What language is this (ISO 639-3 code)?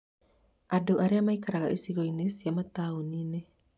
kik